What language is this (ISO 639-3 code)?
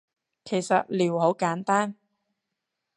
yue